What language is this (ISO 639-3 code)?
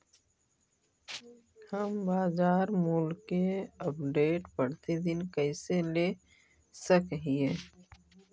mag